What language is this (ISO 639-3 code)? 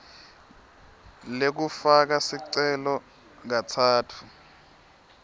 ssw